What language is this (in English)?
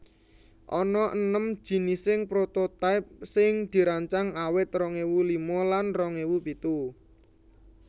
Javanese